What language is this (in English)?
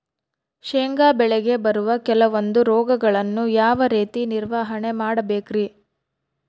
Kannada